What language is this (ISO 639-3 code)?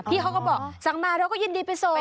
tha